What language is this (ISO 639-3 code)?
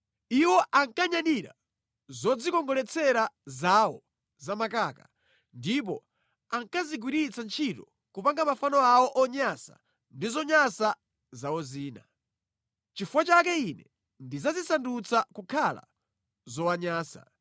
nya